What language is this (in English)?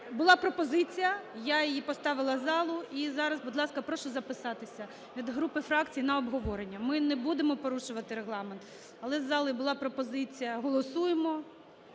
Ukrainian